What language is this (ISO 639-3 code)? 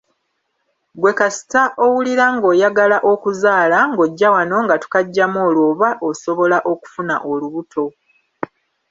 lug